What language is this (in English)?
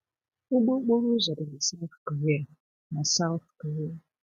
Igbo